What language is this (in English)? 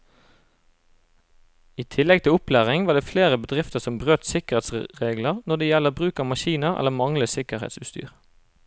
Norwegian